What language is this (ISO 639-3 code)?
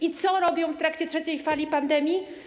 pol